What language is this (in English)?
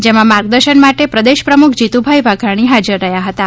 Gujarati